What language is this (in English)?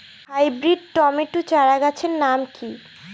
Bangla